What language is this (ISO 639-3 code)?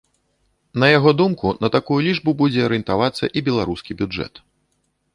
bel